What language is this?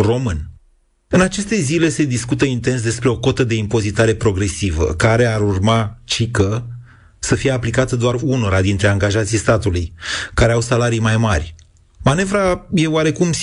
Romanian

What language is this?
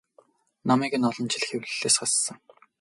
Mongolian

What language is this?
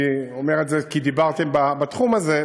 Hebrew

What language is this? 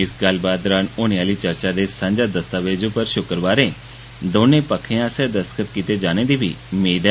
Dogri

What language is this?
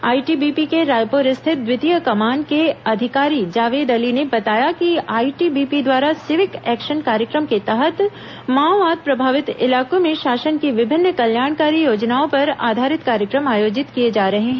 Hindi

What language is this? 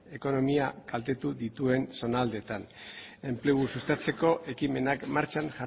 Basque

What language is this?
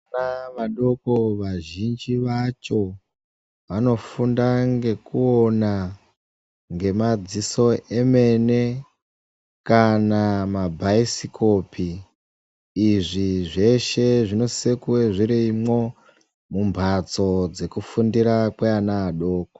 Ndau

